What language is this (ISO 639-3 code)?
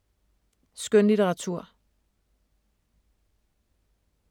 dan